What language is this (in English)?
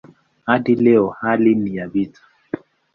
Swahili